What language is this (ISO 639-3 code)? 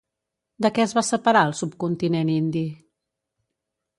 cat